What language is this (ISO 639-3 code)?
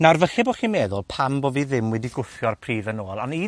cym